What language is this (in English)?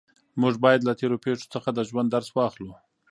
Pashto